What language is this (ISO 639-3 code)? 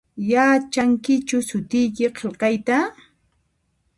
qxp